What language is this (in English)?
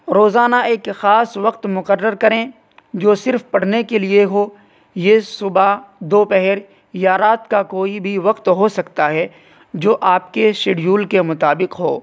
Urdu